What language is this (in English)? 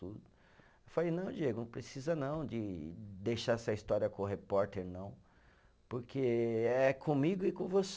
Portuguese